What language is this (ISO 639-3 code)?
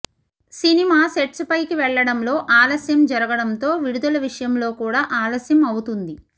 tel